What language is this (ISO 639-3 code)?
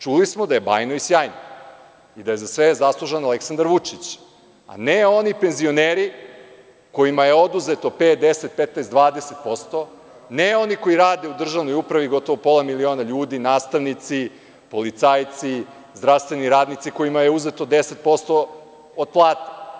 srp